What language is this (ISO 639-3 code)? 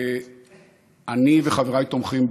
heb